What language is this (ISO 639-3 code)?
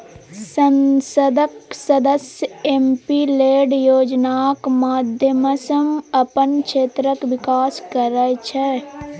mai